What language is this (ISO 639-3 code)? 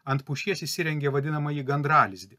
lit